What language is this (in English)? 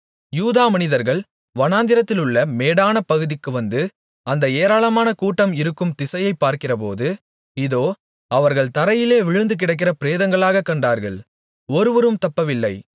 Tamil